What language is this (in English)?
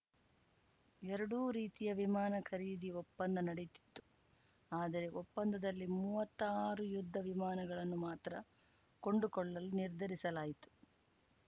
Kannada